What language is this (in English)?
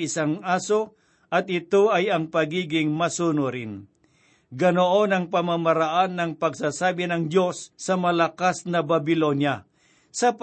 Filipino